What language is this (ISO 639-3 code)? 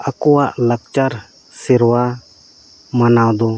sat